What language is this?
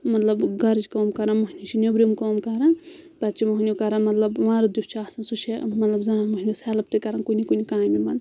Kashmiri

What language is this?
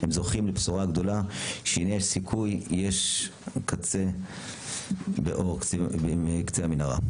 Hebrew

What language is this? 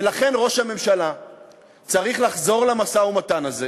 Hebrew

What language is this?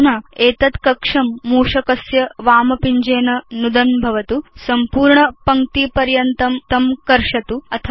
Sanskrit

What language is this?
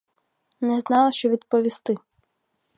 Ukrainian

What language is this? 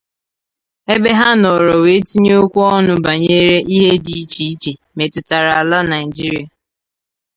Igbo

